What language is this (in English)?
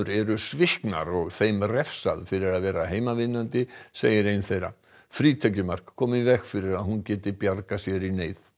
Icelandic